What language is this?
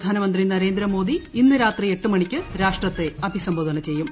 Malayalam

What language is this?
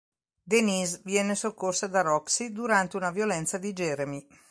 Italian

